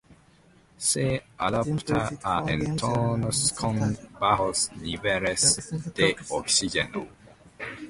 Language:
Spanish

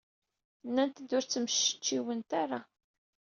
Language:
Kabyle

